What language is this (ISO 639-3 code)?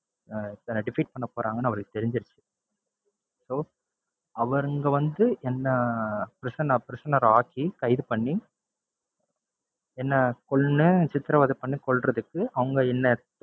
tam